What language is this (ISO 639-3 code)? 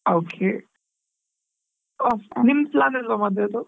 kan